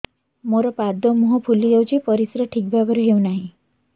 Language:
Odia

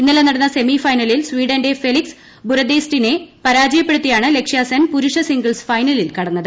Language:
Malayalam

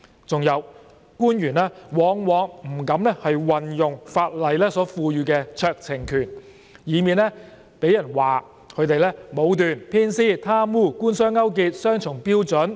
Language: Cantonese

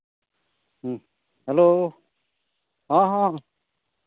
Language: Santali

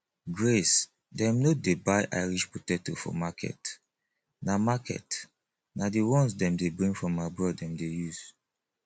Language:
Nigerian Pidgin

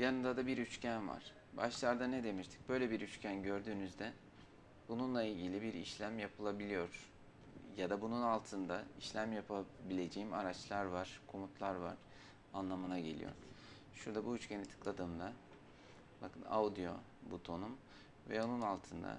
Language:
Turkish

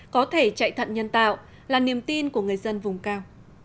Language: Vietnamese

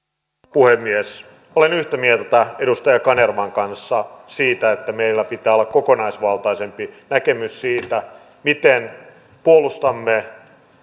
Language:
Finnish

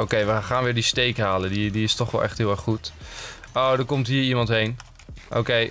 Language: Dutch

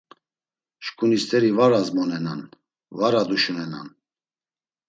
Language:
Laz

